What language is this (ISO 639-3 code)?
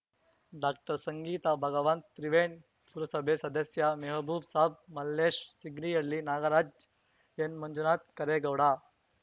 kan